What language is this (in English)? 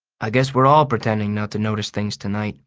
English